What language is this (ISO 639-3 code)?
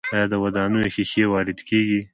pus